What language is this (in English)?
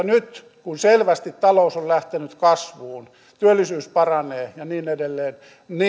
Finnish